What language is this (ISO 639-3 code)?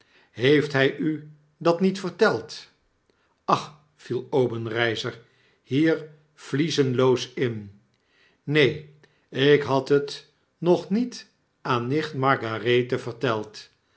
nld